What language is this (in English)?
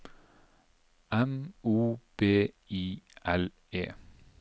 Norwegian